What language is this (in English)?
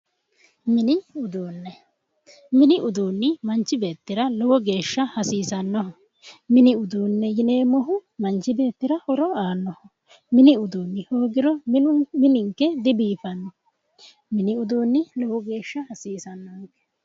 Sidamo